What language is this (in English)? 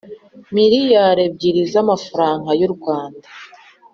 Kinyarwanda